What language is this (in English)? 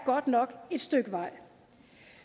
Danish